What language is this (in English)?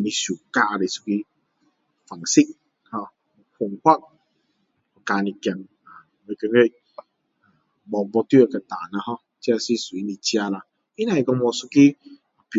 Min Dong Chinese